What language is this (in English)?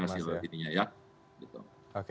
Indonesian